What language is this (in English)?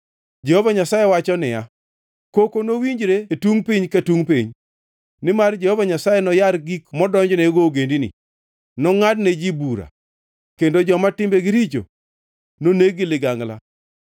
Luo (Kenya and Tanzania)